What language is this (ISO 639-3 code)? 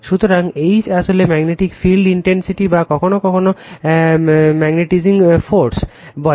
ben